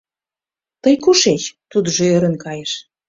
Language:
Mari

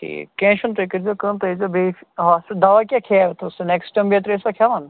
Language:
Kashmiri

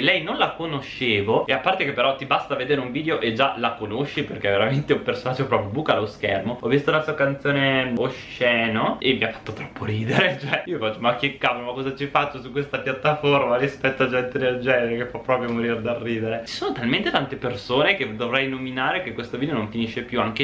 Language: Italian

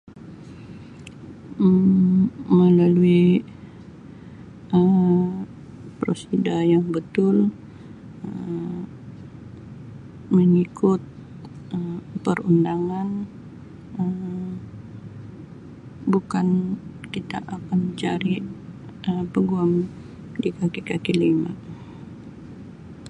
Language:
Sabah Malay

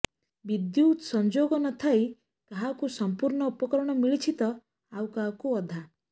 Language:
Odia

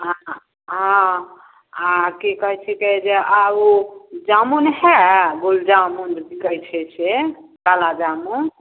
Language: Maithili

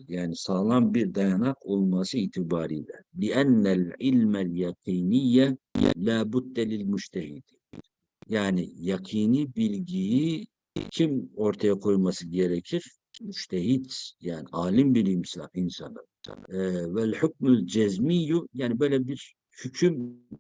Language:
Turkish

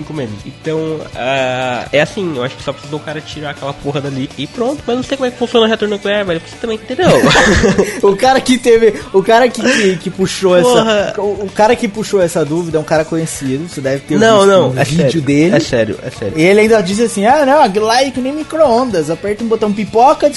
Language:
Portuguese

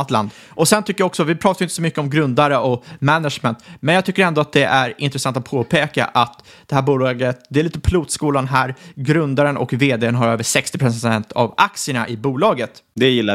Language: Swedish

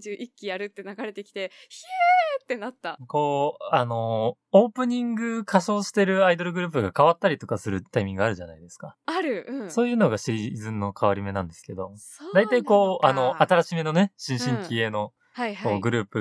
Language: Japanese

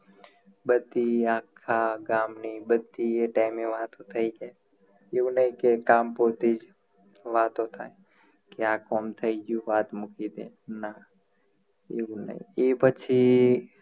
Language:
Gujarati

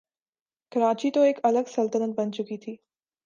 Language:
Urdu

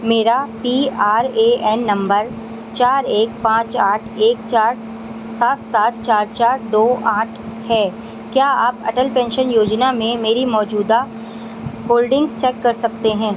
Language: Urdu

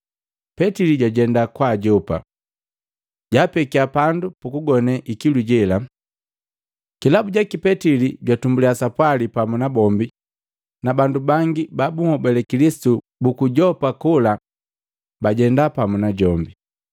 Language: Matengo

